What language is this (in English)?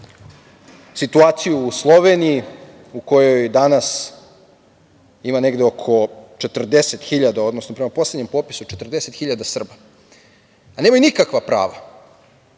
Serbian